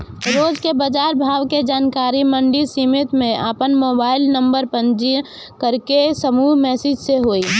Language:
Bhojpuri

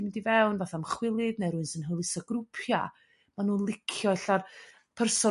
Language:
Welsh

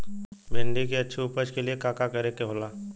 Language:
Bhojpuri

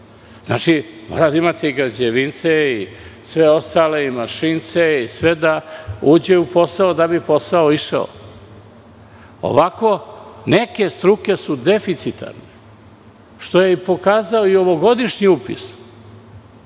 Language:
Serbian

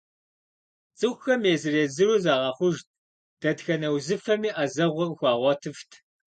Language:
Kabardian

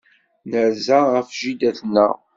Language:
Kabyle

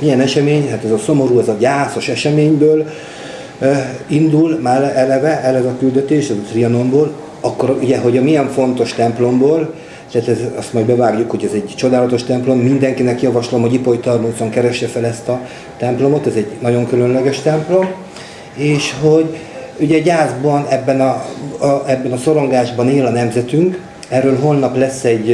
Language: Hungarian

